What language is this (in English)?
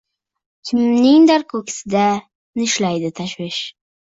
Uzbek